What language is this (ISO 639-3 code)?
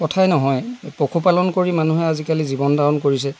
asm